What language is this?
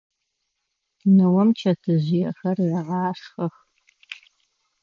Adyghe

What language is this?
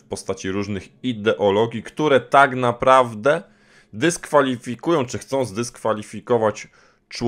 Polish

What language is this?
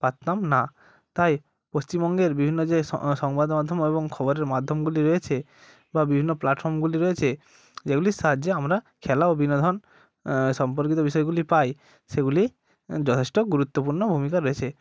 Bangla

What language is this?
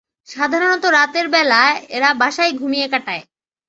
Bangla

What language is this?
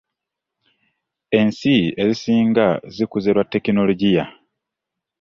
Ganda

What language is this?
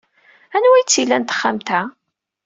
Kabyle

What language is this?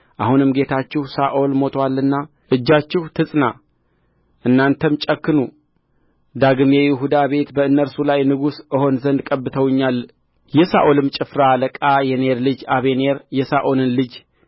Amharic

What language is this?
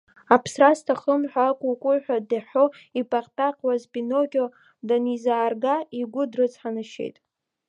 Abkhazian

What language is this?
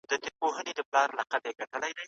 Pashto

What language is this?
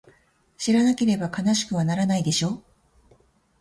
Japanese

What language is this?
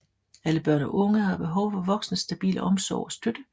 Danish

